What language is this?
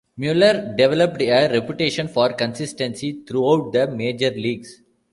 English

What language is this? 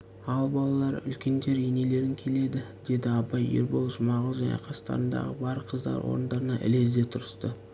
Kazakh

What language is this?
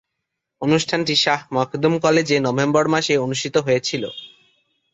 Bangla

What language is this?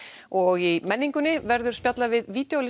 Icelandic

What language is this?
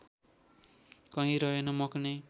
Nepali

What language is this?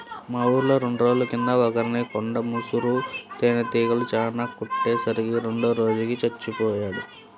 Telugu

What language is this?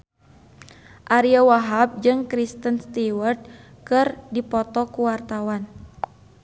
Sundanese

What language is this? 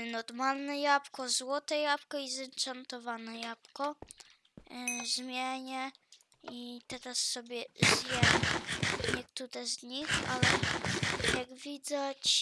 Polish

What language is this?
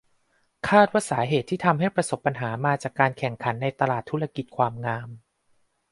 Thai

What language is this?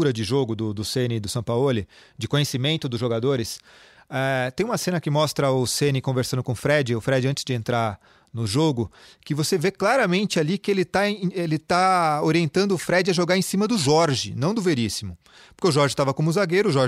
Portuguese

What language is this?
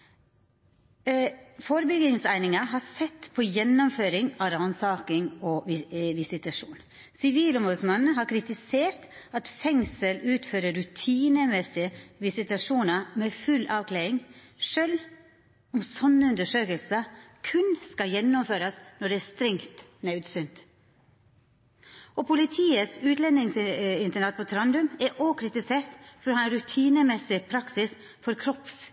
Norwegian Nynorsk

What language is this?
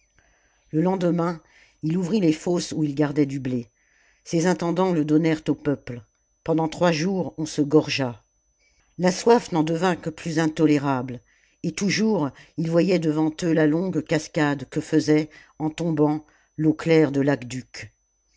French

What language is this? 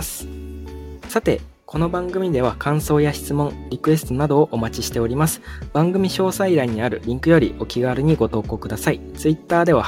Japanese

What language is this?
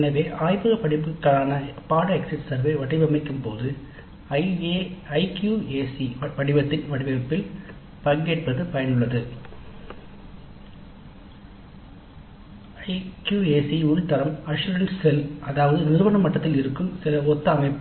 Tamil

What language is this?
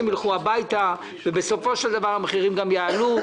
Hebrew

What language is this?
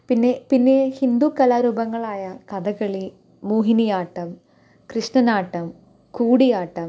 Malayalam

